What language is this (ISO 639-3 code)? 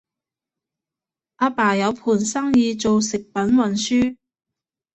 yue